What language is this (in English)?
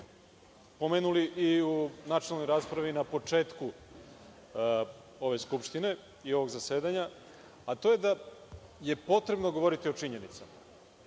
Serbian